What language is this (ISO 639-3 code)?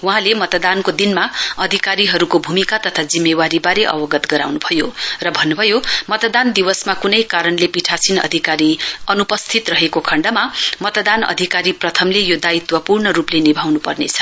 nep